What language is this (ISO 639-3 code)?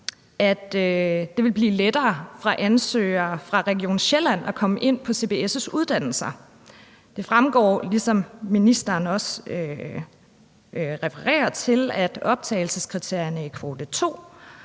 dan